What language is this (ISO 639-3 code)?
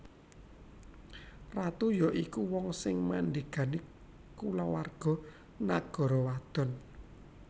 jav